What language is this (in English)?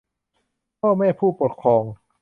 Thai